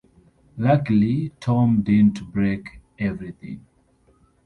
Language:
English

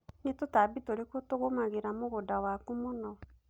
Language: Kikuyu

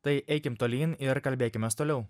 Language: Lithuanian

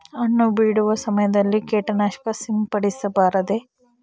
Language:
Kannada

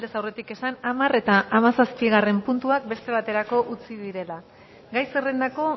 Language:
Basque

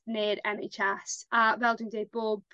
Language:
Welsh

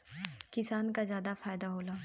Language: Bhojpuri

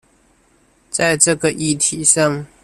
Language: Chinese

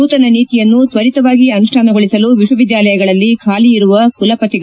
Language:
Kannada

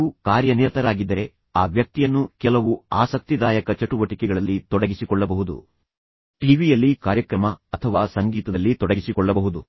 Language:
Kannada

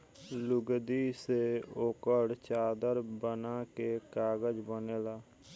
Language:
Bhojpuri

